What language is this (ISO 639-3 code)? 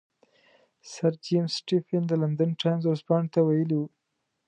pus